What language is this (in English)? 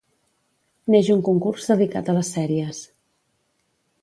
Catalan